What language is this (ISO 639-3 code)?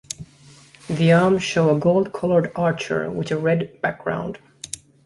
eng